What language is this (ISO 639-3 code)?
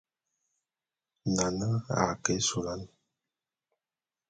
bum